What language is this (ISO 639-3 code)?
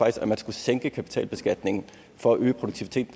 dan